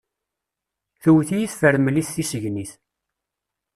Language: Kabyle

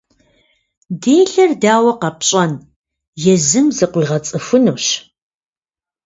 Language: Kabardian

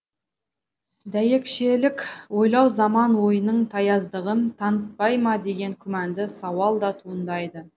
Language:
Kazakh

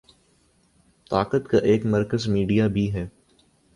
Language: Urdu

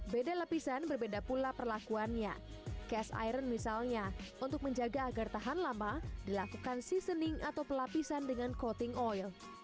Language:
Indonesian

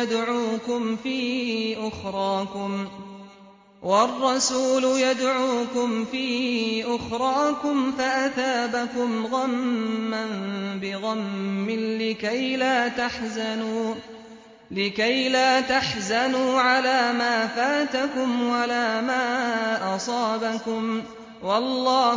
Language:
Arabic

